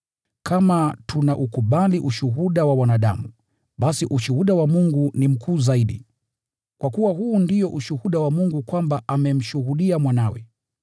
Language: Swahili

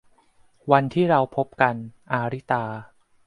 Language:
Thai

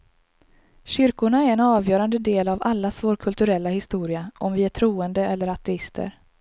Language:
Swedish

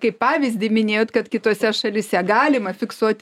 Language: Lithuanian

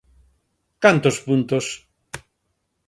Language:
Galician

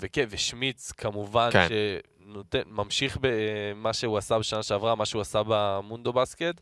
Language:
Hebrew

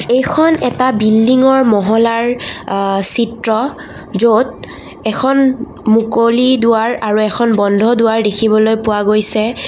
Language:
Assamese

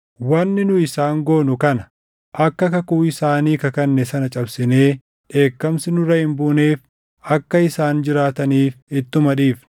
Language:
Oromo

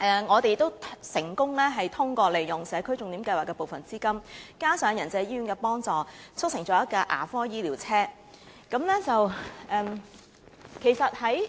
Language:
Cantonese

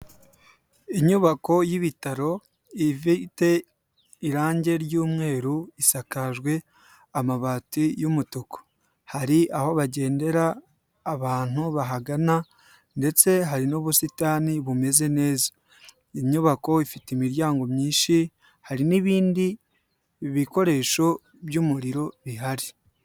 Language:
Kinyarwanda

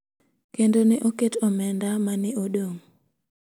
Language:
Luo (Kenya and Tanzania)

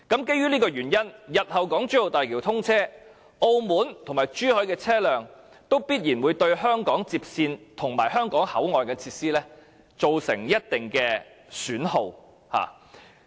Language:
Cantonese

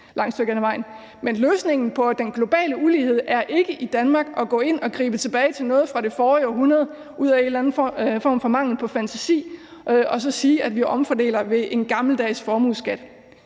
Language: Danish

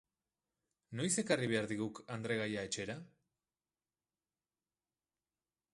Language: Basque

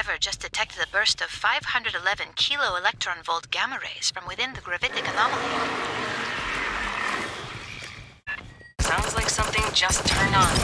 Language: English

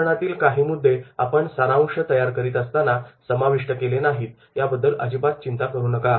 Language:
Marathi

